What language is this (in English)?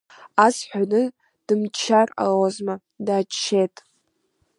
Abkhazian